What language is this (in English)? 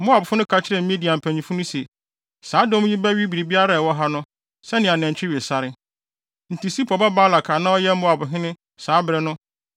Akan